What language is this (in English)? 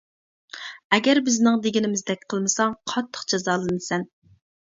Uyghur